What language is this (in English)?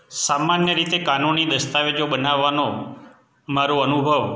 Gujarati